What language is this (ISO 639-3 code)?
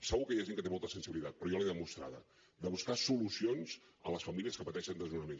cat